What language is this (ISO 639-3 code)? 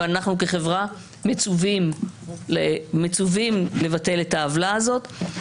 heb